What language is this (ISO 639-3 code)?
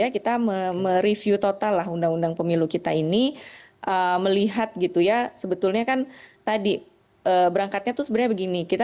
ind